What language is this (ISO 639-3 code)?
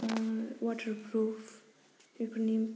brx